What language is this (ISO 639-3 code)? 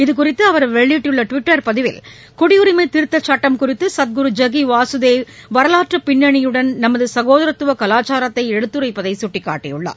tam